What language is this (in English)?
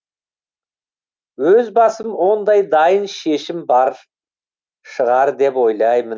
Kazakh